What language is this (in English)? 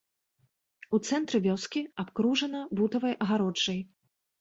Belarusian